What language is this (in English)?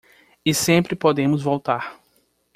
Portuguese